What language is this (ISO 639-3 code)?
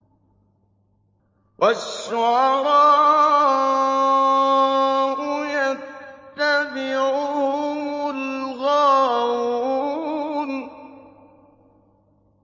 ara